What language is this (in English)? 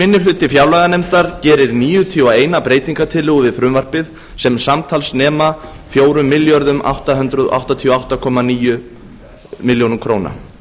Icelandic